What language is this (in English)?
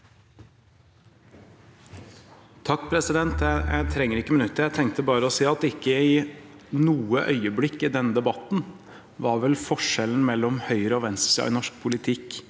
Norwegian